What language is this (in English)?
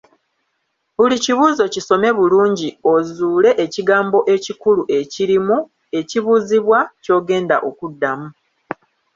Ganda